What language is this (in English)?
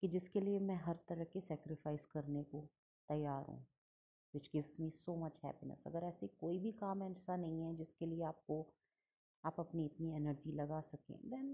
Hindi